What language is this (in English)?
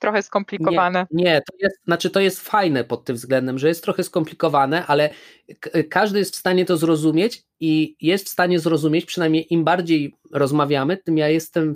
Polish